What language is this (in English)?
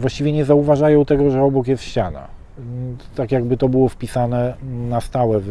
Polish